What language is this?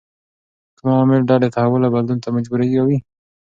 Pashto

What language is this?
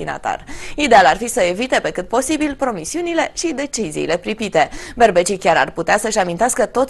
Romanian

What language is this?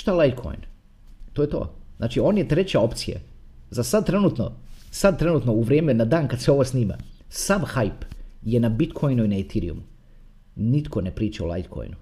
Croatian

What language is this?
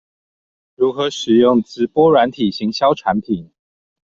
Chinese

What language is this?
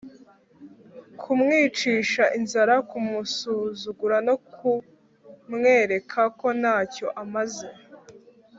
Kinyarwanda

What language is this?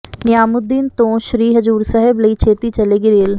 Punjabi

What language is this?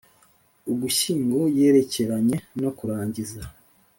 Kinyarwanda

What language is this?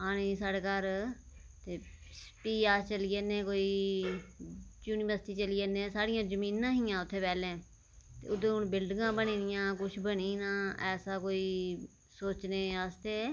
Dogri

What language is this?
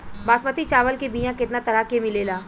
Bhojpuri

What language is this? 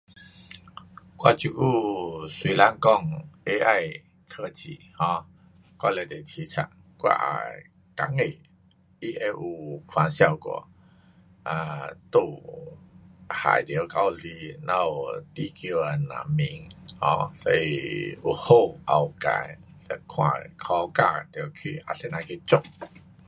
Pu-Xian Chinese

